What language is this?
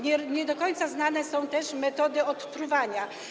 Polish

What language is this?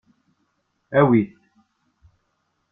Kabyle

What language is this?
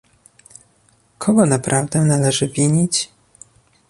Polish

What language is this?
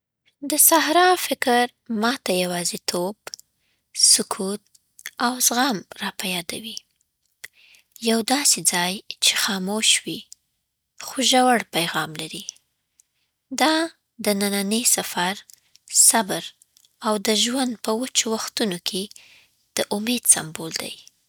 Southern Pashto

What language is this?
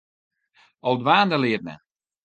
Western Frisian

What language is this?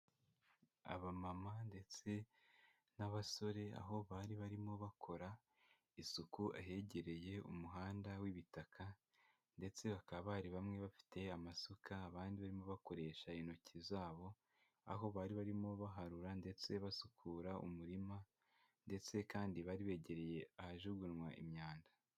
Kinyarwanda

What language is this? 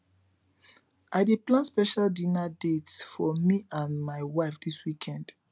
Nigerian Pidgin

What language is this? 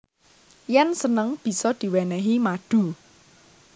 Javanese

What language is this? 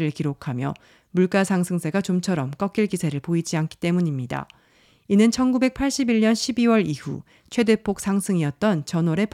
Korean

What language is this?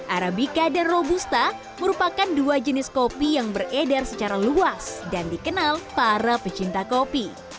Indonesian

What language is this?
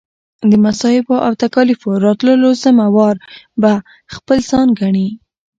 Pashto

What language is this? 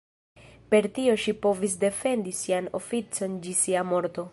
Esperanto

